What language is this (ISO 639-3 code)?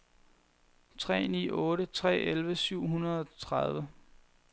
dan